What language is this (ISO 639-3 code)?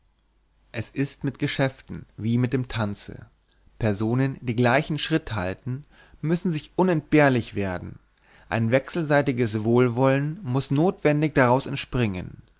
deu